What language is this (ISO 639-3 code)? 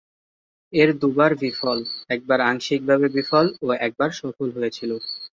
ben